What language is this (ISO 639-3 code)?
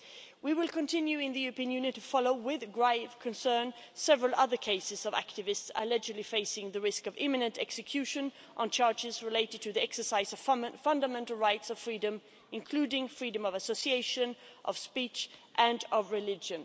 eng